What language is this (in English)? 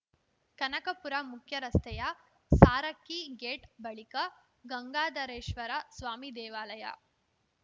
Kannada